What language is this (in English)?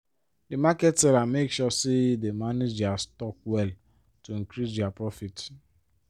Nigerian Pidgin